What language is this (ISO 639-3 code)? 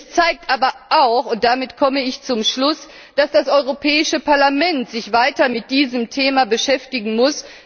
deu